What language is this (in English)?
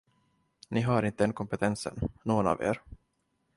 Swedish